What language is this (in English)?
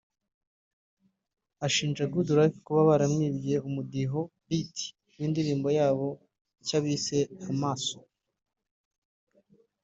Kinyarwanda